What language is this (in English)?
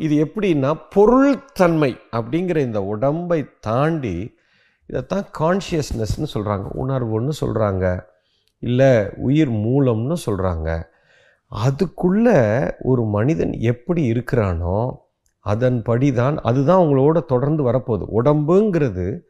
Tamil